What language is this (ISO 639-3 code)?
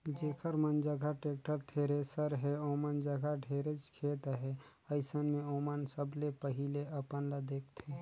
hne